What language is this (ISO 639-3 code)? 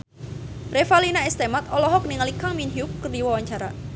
sun